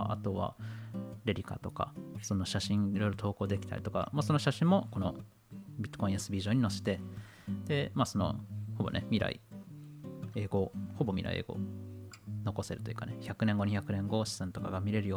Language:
Japanese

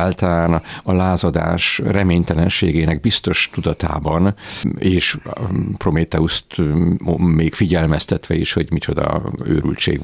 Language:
Hungarian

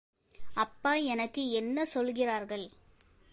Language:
Tamil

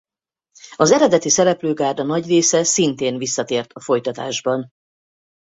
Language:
Hungarian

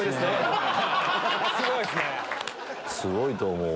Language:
Japanese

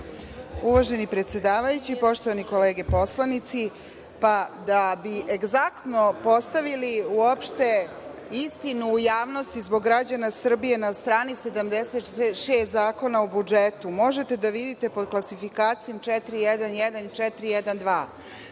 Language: Serbian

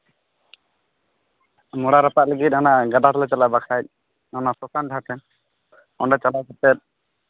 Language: Santali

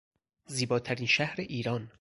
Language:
Persian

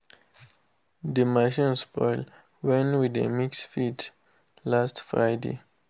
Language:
Nigerian Pidgin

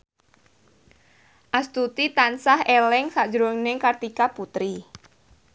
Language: Javanese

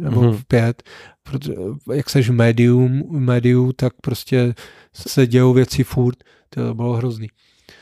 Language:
Czech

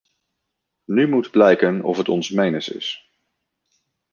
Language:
Dutch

